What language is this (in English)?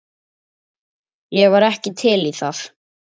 Icelandic